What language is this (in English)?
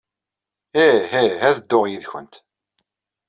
Kabyle